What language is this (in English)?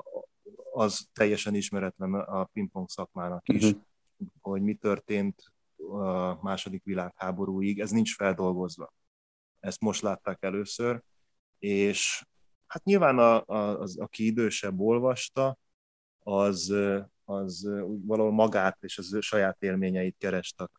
Hungarian